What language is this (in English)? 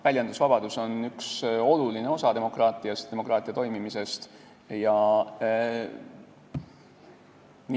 Estonian